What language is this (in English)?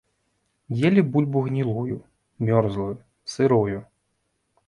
Belarusian